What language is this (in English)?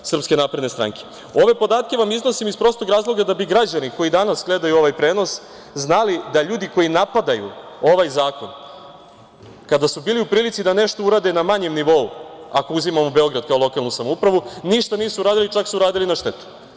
Serbian